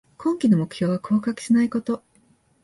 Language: Japanese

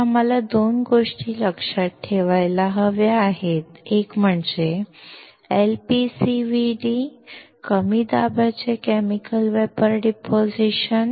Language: Marathi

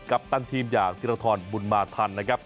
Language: Thai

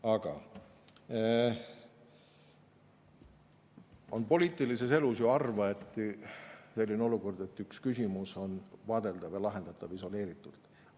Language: Estonian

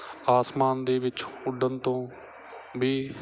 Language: Punjabi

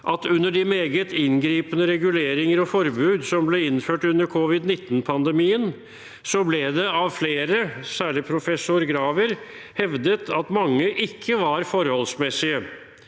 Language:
Norwegian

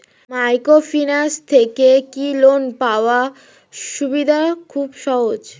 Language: Bangla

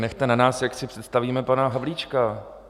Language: Czech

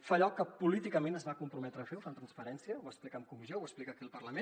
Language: Catalan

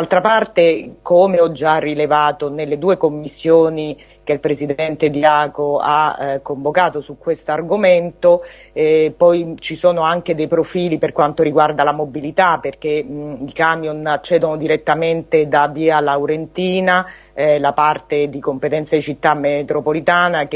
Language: Italian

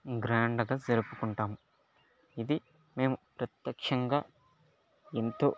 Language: Telugu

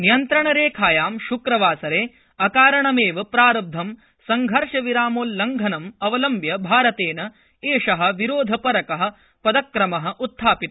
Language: Sanskrit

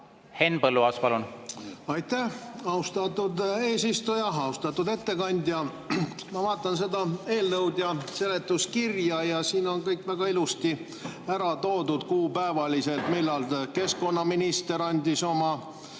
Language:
Estonian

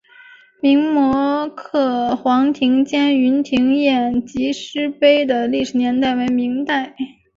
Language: Chinese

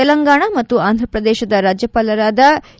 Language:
Kannada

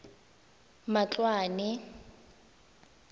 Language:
Tswana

